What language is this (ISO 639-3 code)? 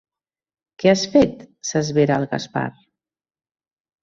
cat